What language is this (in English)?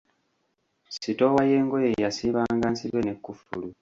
Ganda